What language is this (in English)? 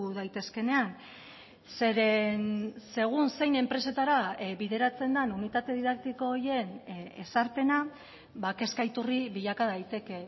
Basque